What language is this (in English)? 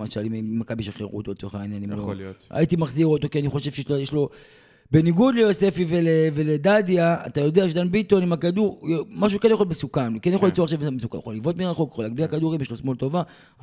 Hebrew